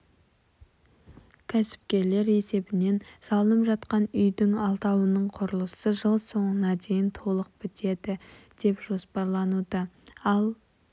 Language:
Kazakh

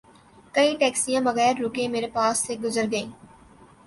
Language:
Urdu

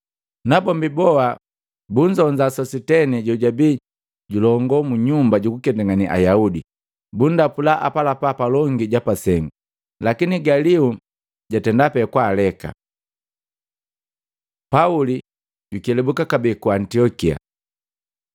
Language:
Matengo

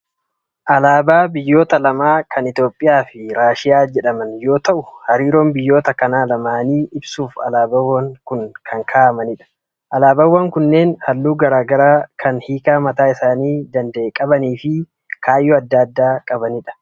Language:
Oromo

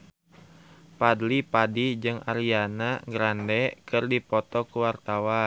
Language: Sundanese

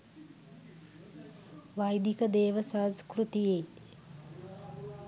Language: Sinhala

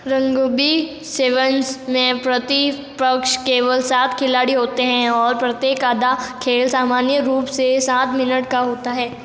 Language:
Hindi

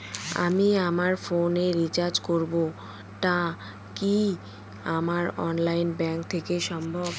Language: Bangla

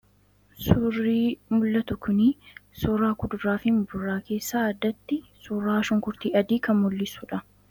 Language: Oromo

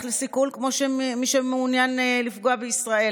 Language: Hebrew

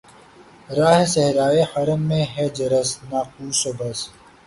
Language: Urdu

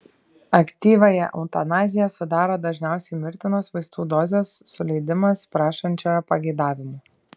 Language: Lithuanian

